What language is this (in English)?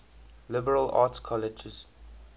English